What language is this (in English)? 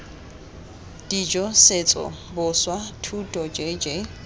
Tswana